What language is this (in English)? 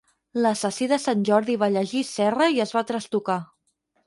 Catalan